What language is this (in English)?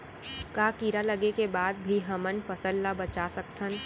Chhattisgarhi